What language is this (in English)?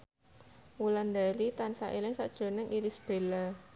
Javanese